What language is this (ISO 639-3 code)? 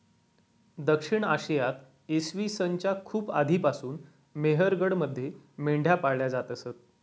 mar